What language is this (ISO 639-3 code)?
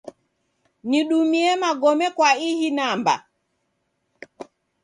dav